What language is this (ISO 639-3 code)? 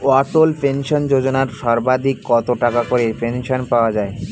ben